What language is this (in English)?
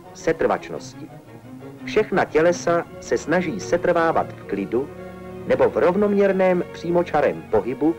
Czech